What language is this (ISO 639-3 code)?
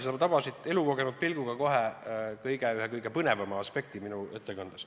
est